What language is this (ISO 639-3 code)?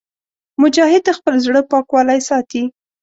pus